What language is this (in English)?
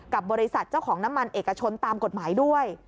Thai